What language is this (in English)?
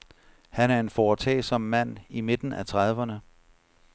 Danish